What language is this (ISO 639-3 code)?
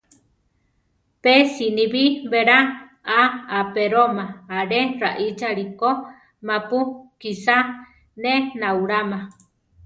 tar